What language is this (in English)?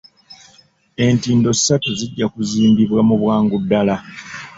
Ganda